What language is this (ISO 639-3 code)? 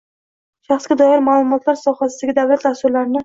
uzb